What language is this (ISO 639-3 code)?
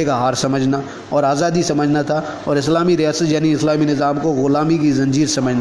urd